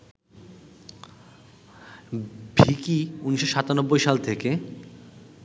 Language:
Bangla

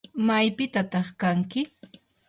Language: Yanahuanca Pasco Quechua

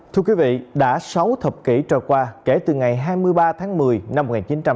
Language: Vietnamese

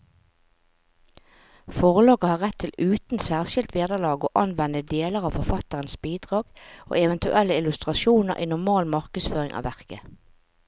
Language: Norwegian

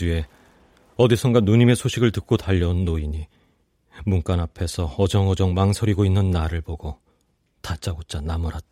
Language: Korean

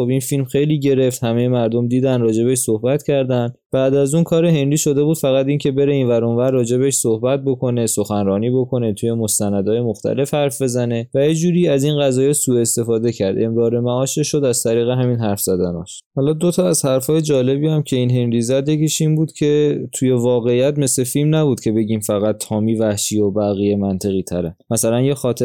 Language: Persian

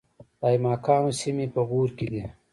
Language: Pashto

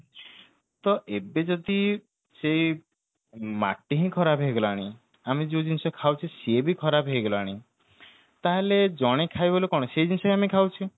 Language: Odia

